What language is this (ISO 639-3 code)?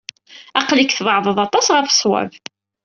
kab